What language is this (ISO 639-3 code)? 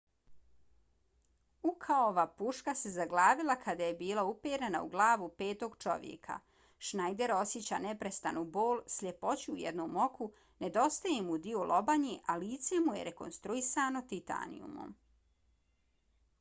bos